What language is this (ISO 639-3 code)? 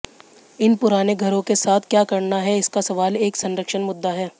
hin